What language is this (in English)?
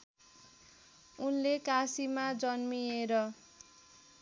Nepali